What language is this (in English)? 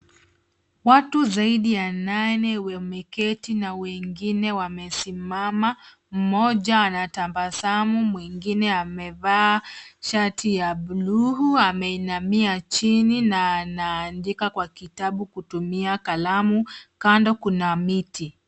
Swahili